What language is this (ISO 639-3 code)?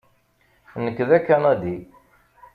kab